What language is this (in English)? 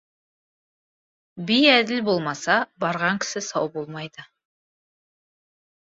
Kazakh